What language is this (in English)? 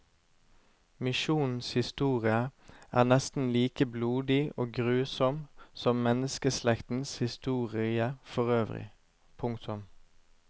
Norwegian